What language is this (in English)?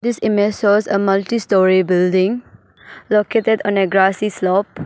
English